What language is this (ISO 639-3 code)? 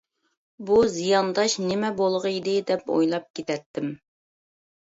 uig